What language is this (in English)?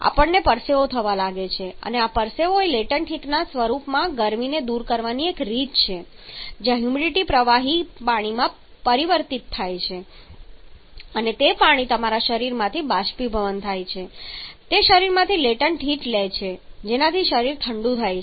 Gujarati